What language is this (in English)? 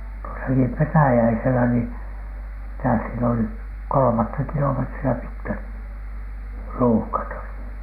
Finnish